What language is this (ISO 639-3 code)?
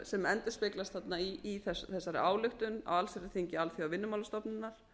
isl